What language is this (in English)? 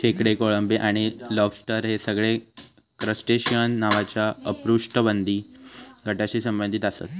Marathi